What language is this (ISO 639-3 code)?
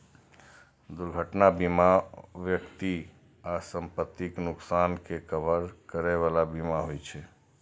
mai